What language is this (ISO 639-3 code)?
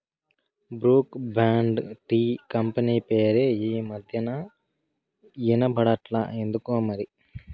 tel